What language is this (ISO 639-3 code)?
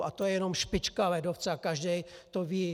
ces